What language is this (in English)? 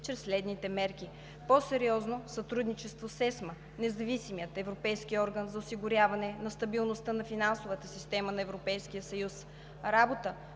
Bulgarian